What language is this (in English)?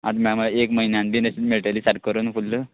Konkani